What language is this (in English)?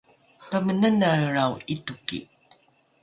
Rukai